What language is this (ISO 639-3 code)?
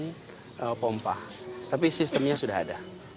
ind